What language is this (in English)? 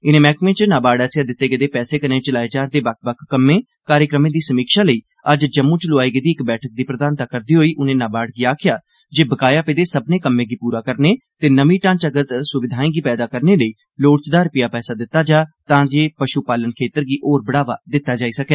Dogri